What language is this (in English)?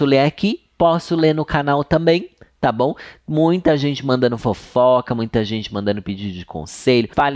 Portuguese